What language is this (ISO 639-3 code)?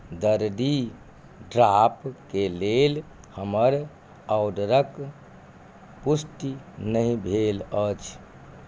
mai